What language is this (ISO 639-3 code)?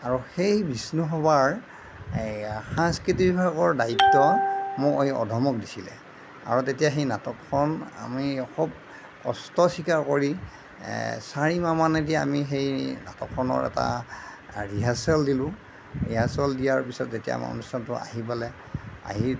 asm